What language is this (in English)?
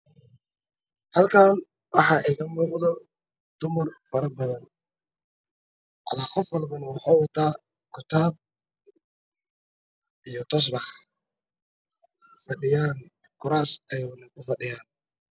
Somali